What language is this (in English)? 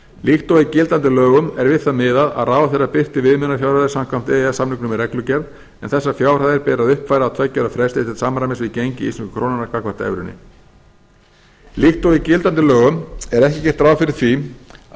Icelandic